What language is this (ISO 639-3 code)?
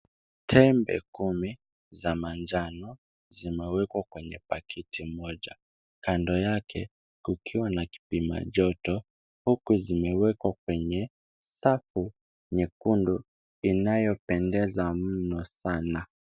swa